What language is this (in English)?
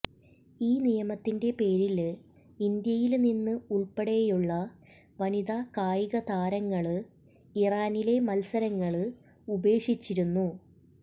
Malayalam